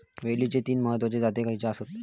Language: Marathi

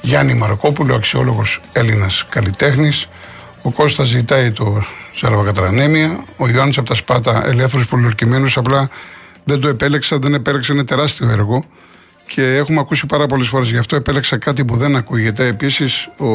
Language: Greek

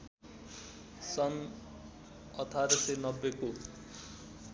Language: Nepali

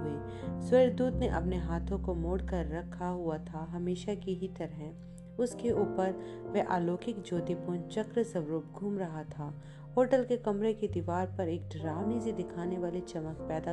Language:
Hindi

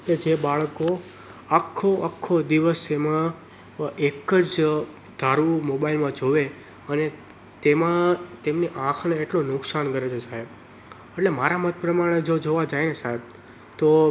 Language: Gujarati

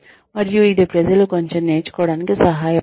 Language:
Telugu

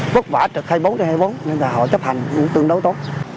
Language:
Vietnamese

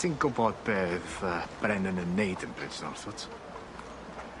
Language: Welsh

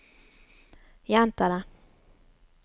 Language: Norwegian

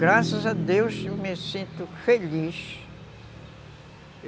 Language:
Portuguese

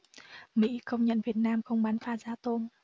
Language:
Vietnamese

